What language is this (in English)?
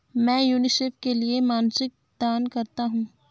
Hindi